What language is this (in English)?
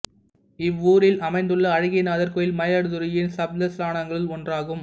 Tamil